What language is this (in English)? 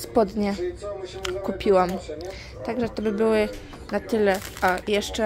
Polish